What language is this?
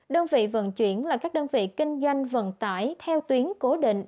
Vietnamese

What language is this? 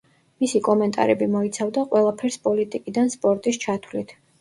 Georgian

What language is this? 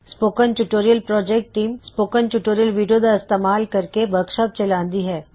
Punjabi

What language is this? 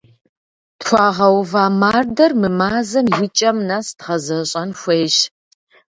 Kabardian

